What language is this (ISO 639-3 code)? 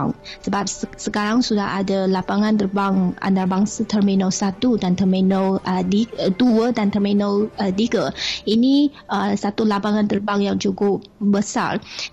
msa